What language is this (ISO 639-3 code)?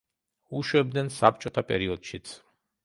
kat